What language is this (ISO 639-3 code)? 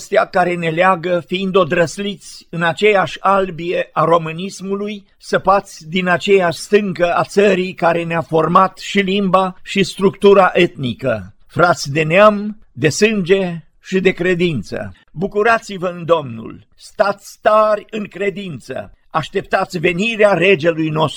ron